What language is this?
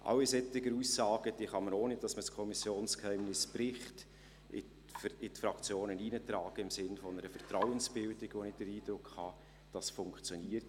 Swiss German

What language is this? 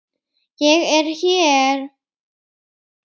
Icelandic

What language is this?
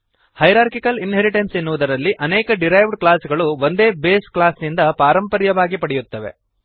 Kannada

